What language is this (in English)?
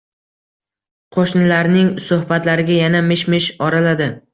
Uzbek